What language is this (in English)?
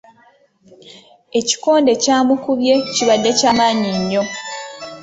Ganda